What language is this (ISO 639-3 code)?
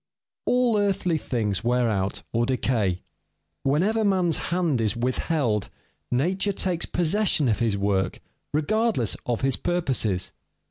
eng